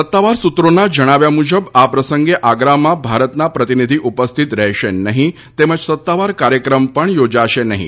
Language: Gujarati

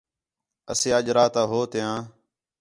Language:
Khetrani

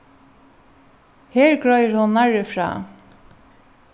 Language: Faroese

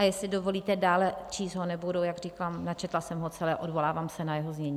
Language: Czech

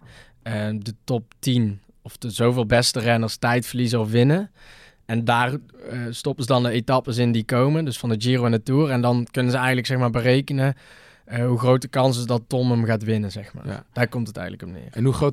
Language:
Dutch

